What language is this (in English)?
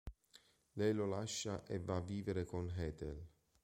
Italian